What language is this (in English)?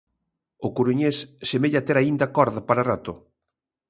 Galician